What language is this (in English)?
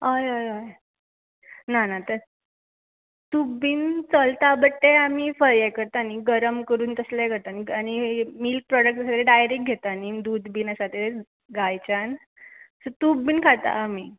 Konkani